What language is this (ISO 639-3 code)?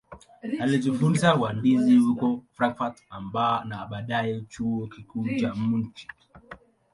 swa